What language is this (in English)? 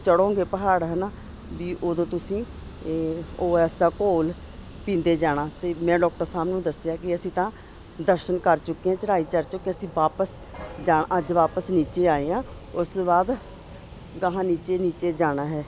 Punjabi